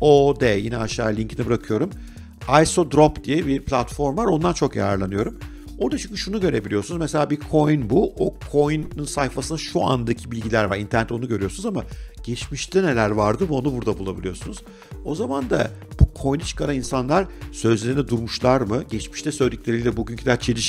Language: Turkish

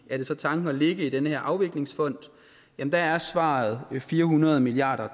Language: Danish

